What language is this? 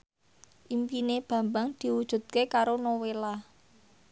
Javanese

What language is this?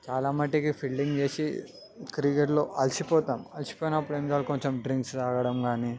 Telugu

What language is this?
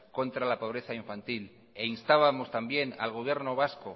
Spanish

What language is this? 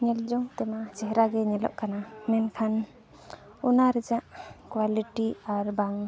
Santali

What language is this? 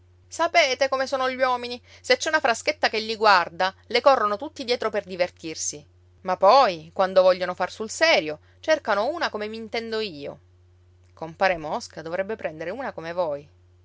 Italian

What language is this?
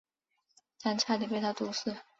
Chinese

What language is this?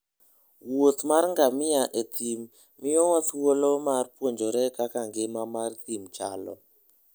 Luo (Kenya and Tanzania)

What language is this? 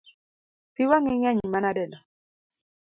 Luo (Kenya and Tanzania)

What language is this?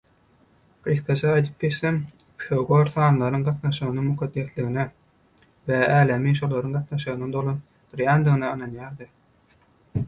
Turkmen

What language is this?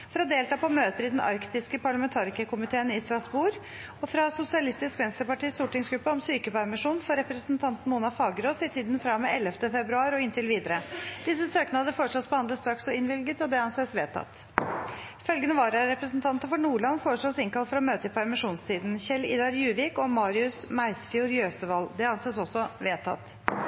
Norwegian Bokmål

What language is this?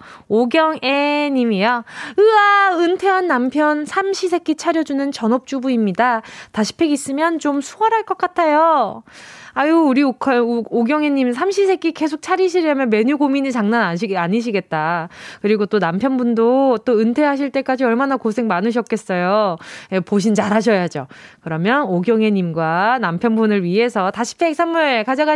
Korean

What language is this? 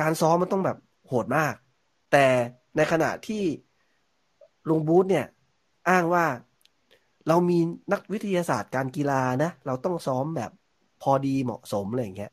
Thai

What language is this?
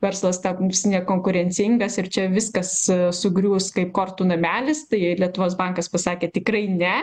Lithuanian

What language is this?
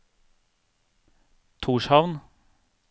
Norwegian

